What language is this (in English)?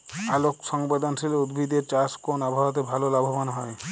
Bangla